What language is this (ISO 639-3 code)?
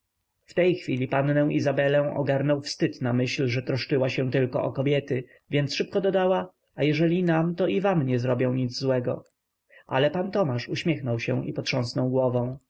pol